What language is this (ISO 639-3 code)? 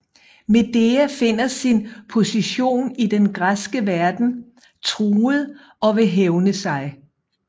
dan